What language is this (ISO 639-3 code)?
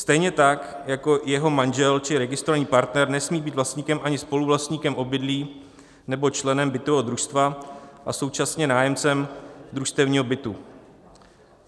ces